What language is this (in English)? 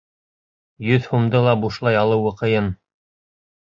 Bashkir